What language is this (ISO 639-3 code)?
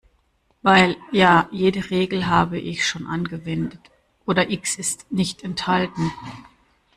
deu